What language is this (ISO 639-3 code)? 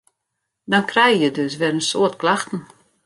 fry